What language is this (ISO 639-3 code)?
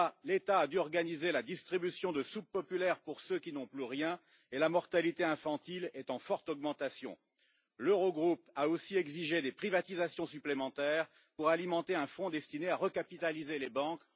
fra